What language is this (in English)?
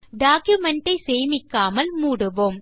Tamil